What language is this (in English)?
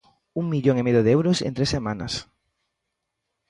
Galician